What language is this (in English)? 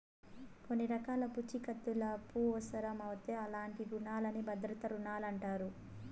Telugu